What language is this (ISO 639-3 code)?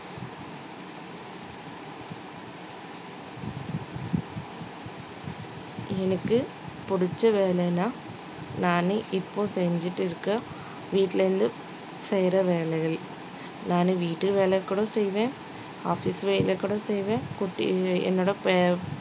tam